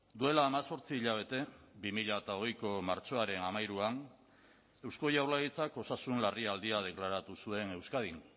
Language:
Basque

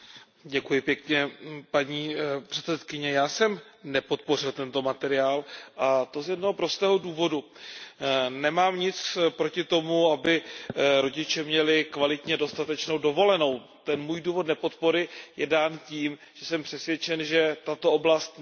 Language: Czech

